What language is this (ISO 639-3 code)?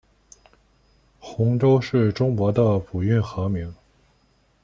zho